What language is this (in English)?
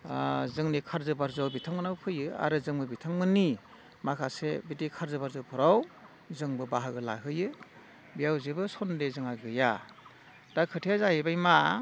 Bodo